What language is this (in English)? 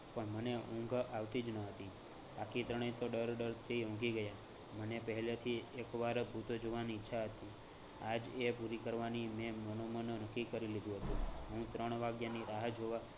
Gujarati